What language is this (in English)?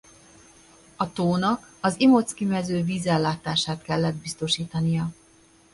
Hungarian